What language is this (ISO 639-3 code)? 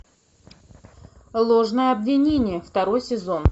rus